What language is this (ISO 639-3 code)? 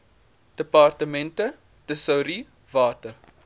afr